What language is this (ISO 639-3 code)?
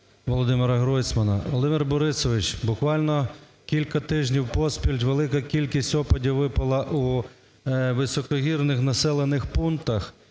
ukr